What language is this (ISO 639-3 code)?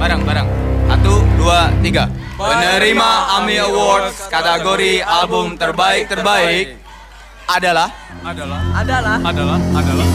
ind